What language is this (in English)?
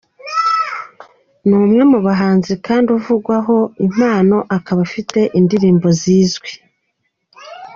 Kinyarwanda